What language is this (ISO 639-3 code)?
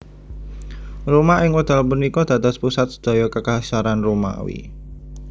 jav